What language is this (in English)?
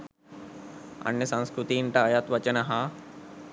Sinhala